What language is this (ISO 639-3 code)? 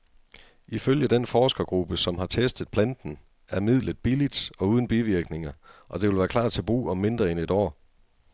dan